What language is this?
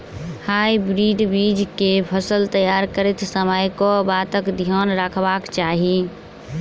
Maithili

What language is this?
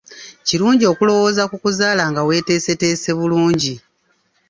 Ganda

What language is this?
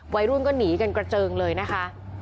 Thai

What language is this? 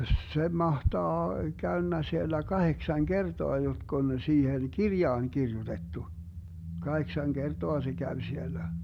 Finnish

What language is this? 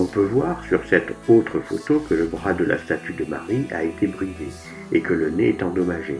French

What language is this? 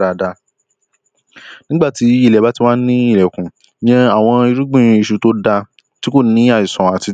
Yoruba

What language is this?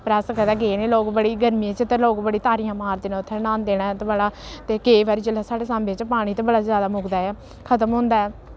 Dogri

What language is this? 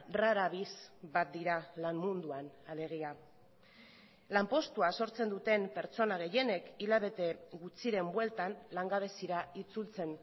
Basque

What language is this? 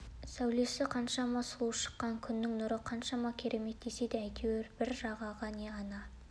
Kazakh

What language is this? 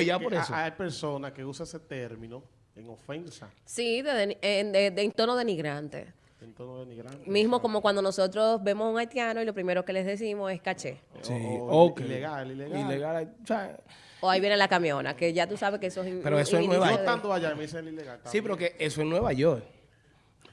Spanish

